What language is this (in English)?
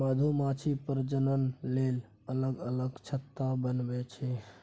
Maithili